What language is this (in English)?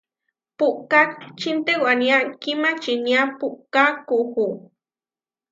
Huarijio